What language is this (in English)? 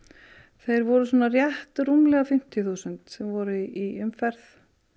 Icelandic